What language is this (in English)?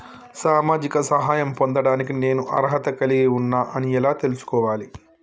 Telugu